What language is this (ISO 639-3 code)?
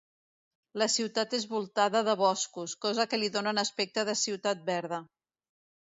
cat